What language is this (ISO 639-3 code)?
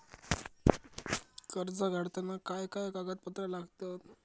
mar